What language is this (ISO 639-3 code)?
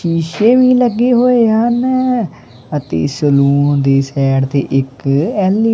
pan